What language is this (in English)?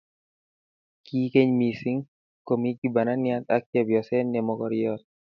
Kalenjin